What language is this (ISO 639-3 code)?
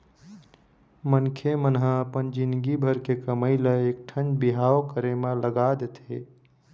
hne